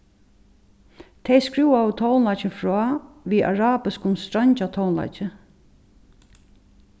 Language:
Faroese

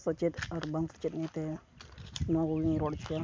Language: Santali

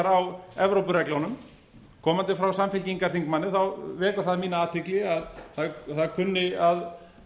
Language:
Icelandic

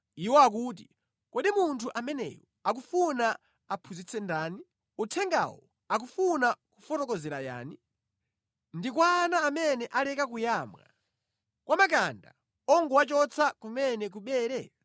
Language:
Nyanja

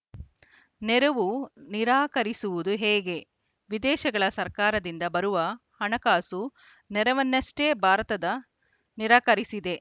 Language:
Kannada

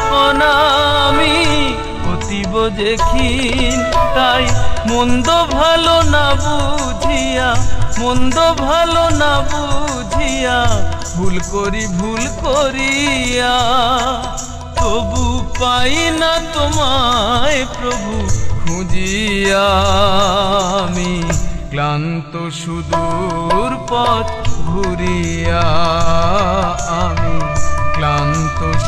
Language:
Hindi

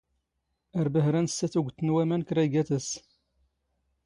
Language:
Standard Moroccan Tamazight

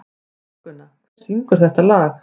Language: Icelandic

